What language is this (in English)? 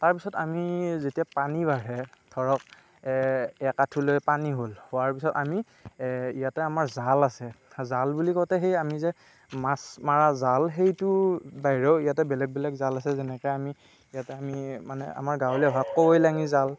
Assamese